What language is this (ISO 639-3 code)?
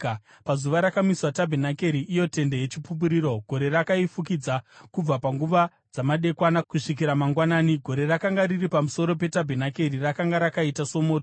sna